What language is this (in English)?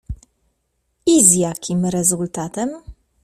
Polish